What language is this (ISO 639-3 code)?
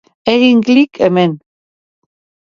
eus